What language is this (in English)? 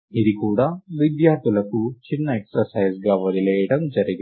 Telugu